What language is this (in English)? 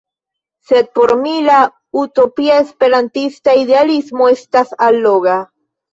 Esperanto